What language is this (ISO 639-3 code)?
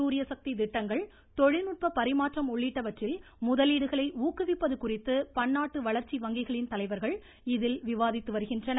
tam